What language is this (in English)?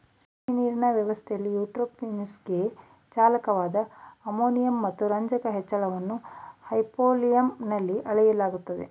Kannada